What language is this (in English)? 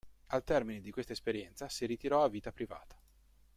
Italian